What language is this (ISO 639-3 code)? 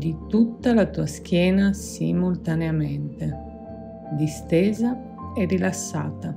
ita